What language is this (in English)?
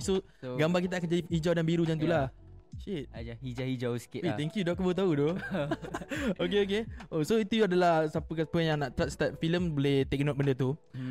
Malay